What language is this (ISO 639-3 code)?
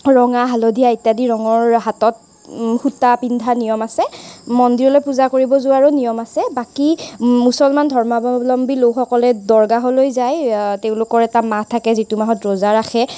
asm